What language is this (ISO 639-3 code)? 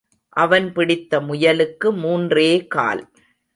tam